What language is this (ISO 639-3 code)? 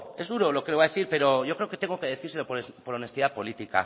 spa